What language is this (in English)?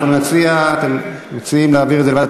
Hebrew